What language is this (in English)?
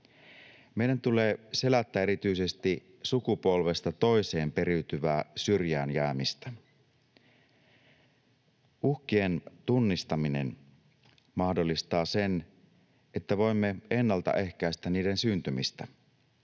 Finnish